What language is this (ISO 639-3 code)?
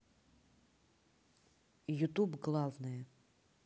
rus